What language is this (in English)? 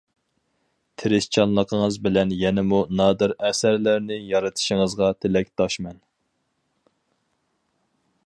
Uyghur